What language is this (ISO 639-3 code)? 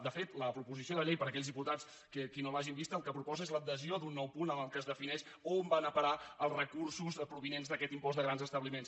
cat